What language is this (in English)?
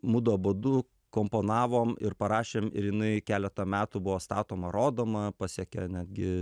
Lithuanian